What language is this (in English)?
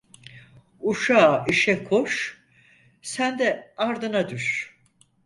Turkish